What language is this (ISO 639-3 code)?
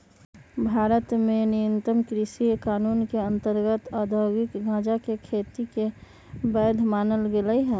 mag